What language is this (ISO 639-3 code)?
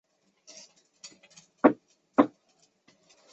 zho